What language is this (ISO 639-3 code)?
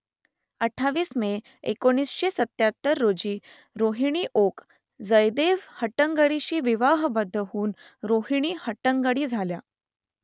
mar